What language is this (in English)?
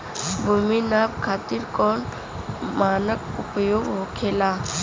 Bhojpuri